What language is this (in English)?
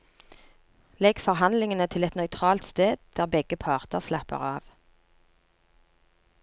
Norwegian